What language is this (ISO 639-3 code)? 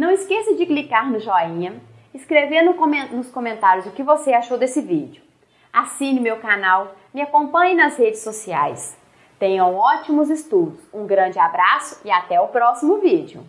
por